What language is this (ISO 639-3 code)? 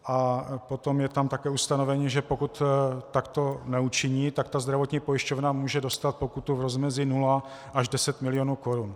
ces